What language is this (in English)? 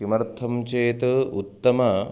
Sanskrit